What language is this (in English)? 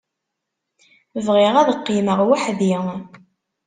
Kabyle